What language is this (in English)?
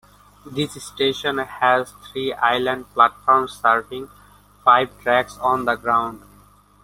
English